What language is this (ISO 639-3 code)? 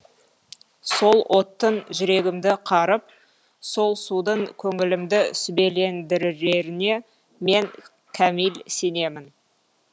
kaz